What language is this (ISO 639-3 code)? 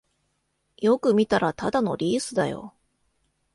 jpn